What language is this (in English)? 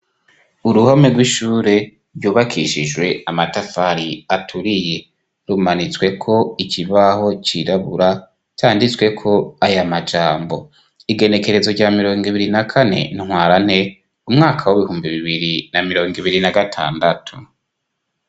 Rundi